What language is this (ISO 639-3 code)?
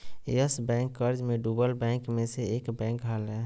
mag